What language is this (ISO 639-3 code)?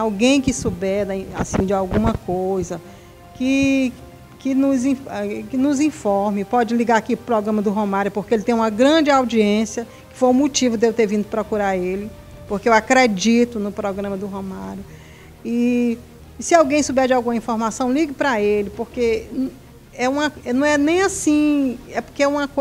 por